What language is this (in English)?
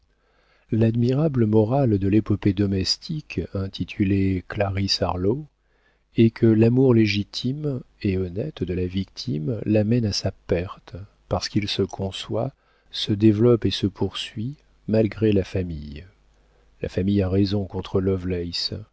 French